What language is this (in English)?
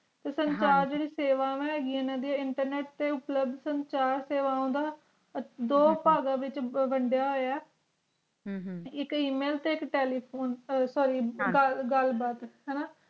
Punjabi